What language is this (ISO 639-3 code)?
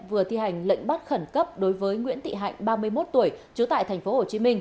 vie